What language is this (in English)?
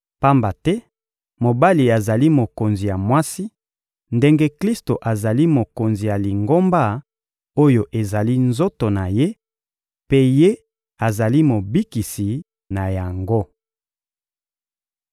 Lingala